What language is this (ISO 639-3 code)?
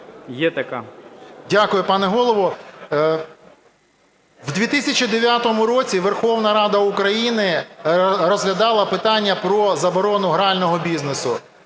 ukr